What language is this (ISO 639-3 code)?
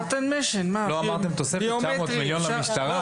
heb